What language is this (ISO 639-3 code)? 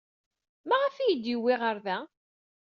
kab